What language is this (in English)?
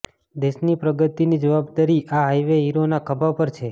Gujarati